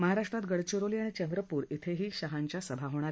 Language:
Marathi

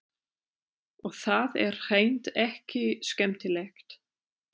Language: Icelandic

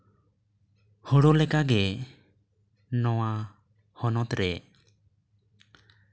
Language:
Santali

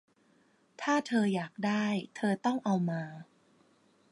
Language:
Thai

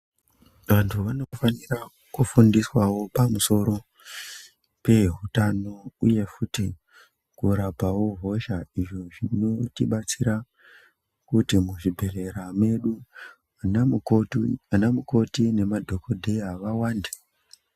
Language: Ndau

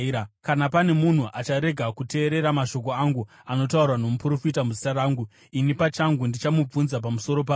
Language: Shona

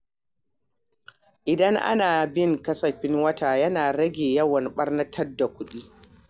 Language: Hausa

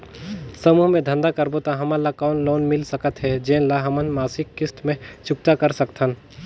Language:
Chhattisgarhi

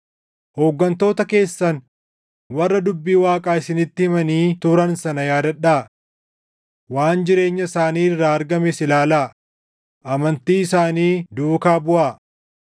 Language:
Oromo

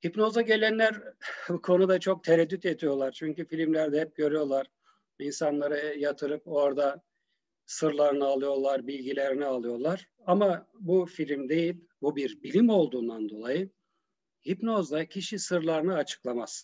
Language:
Turkish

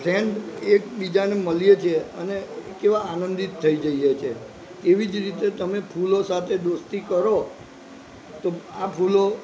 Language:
Gujarati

